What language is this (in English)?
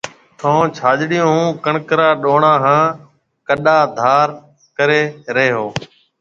Marwari (Pakistan)